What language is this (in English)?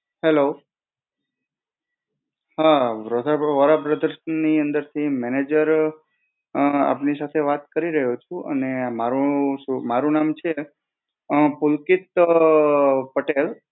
Gujarati